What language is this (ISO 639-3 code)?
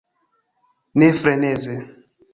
epo